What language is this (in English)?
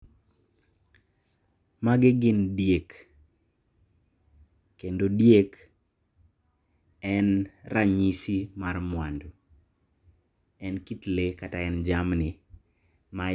Luo (Kenya and Tanzania)